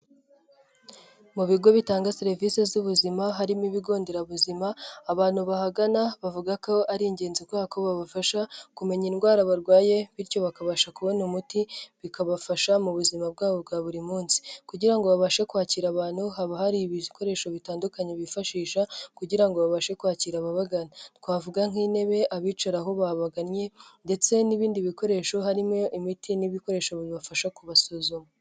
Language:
Kinyarwanda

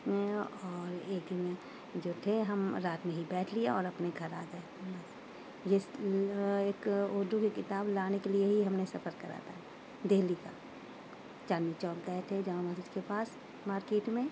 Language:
Urdu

